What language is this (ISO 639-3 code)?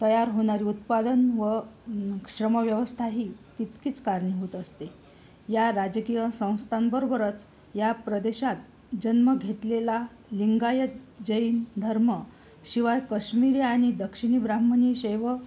mar